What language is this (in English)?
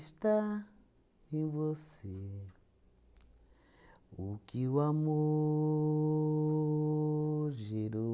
Portuguese